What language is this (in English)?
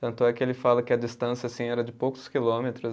Portuguese